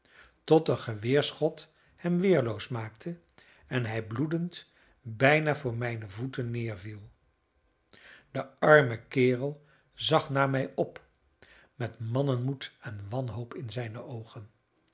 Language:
Dutch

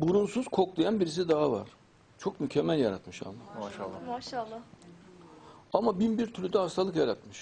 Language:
Turkish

